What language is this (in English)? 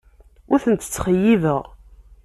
Kabyle